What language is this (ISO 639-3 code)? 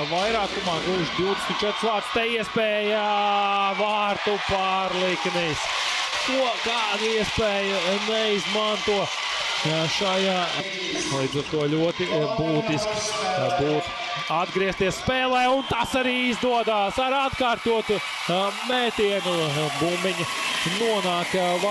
lav